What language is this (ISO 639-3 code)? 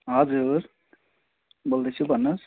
nep